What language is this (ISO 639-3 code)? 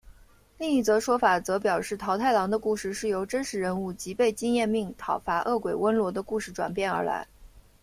zho